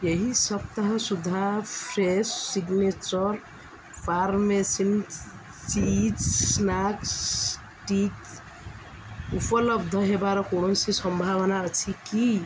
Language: Odia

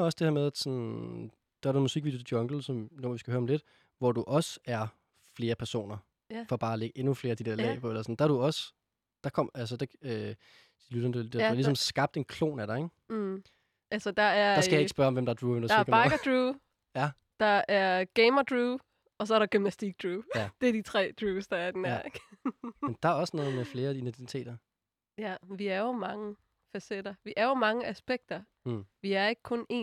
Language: Danish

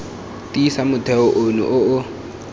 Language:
Tswana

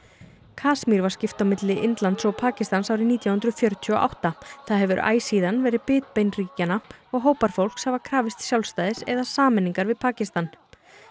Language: Icelandic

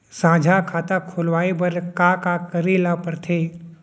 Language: Chhattisgarhi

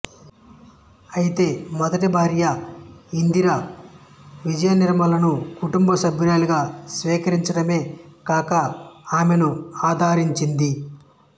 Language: Telugu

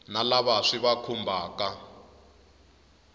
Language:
Tsonga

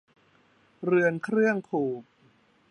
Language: Thai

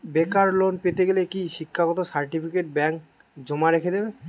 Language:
Bangla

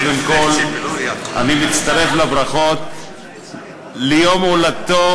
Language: Hebrew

